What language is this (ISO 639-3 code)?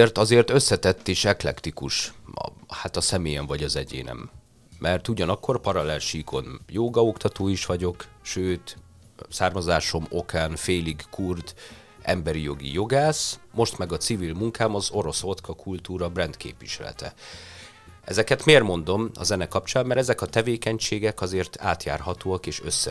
hun